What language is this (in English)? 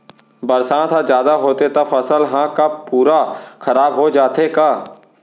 Chhattisgarhi